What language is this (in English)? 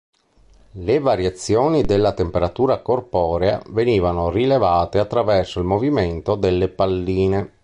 Italian